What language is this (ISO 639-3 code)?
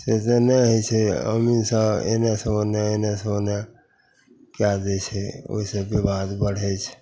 mai